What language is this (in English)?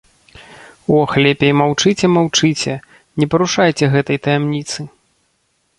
Belarusian